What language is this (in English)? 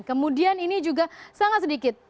Indonesian